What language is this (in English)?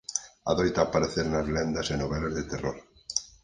Galician